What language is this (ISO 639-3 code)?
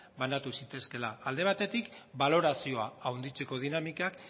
eus